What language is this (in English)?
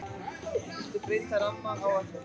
Icelandic